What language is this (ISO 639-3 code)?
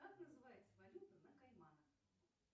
rus